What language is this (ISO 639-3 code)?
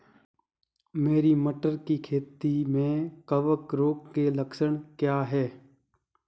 hin